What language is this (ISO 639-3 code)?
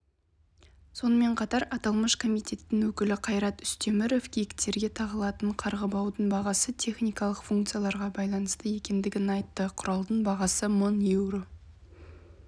kaz